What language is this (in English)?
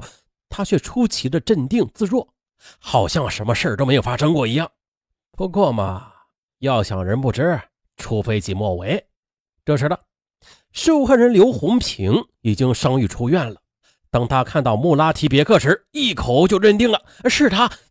Chinese